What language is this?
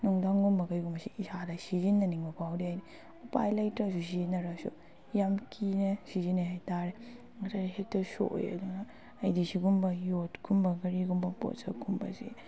Manipuri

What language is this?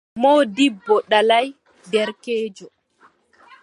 Adamawa Fulfulde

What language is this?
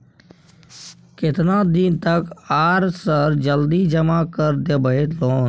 Maithili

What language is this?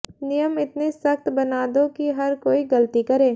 Hindi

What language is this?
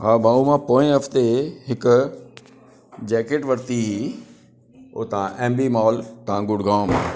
Sindhi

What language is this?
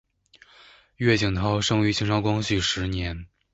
Chinese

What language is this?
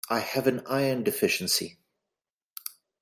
English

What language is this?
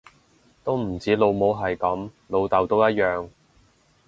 Cantonese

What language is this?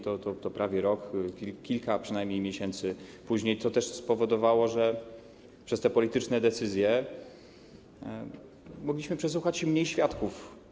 Polish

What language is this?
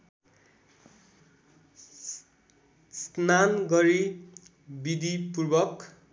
Nepali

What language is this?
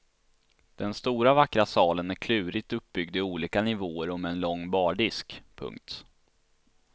Swedish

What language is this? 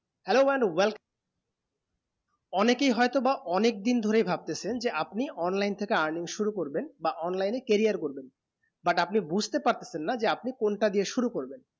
Bangla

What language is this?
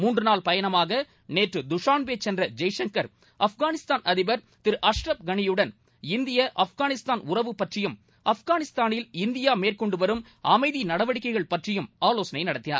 Tamil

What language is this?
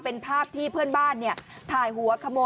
Thai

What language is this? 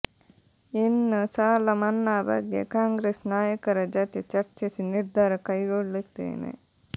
Kannada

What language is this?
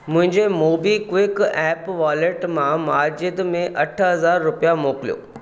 Sindhi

